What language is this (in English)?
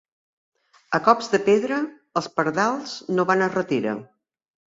Catalan